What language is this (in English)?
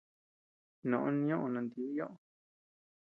Tepeuxila Cuicatec